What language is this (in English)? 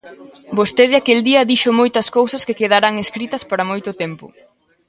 Galician